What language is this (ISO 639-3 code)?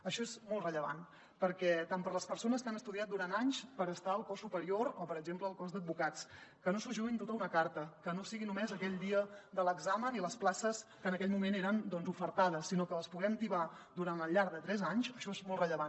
cat